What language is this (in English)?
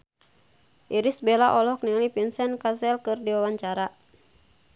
Sundanese